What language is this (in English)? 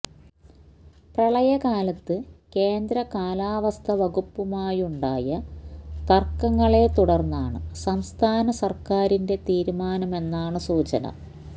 Malayalam